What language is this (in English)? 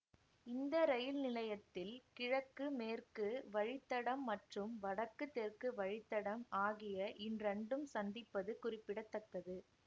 Tamil